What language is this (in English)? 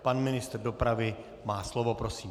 Czech